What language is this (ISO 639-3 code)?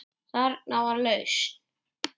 isl